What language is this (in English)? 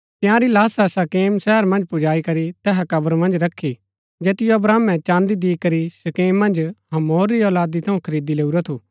Gaddi